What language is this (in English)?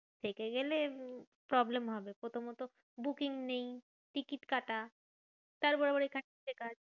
Bangla